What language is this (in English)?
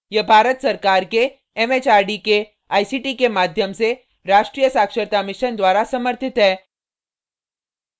Hindi